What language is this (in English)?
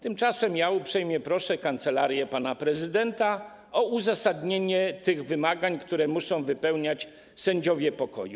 Polish